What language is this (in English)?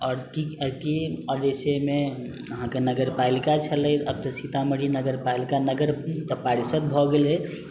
Maithili